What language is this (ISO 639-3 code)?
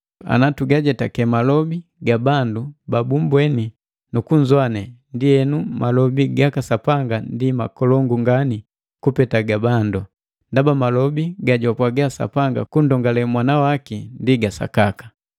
mgv